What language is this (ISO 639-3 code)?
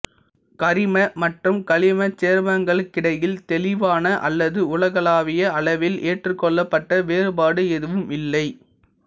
tam